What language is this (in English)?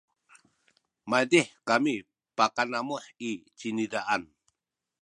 Sakizaya